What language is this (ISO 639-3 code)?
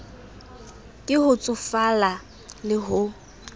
sot